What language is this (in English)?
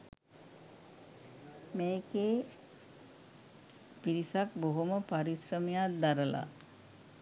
Sinhala